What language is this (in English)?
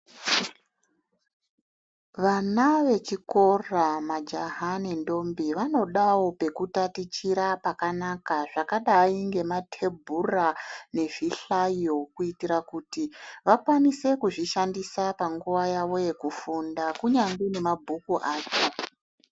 Ndau